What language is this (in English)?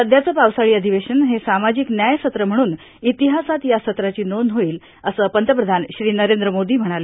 Marathi